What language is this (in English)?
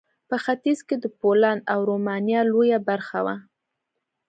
Pashto